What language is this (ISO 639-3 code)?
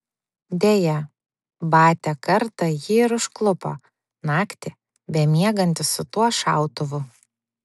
lit